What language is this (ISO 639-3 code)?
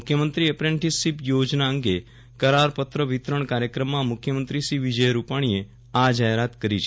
guj